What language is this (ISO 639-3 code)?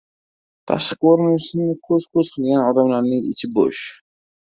uzb